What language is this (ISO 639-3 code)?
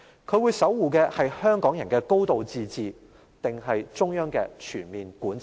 yue